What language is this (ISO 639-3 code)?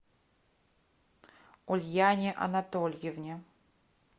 rus